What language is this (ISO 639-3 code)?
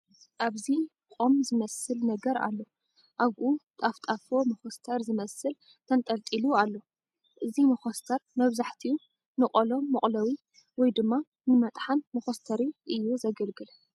tir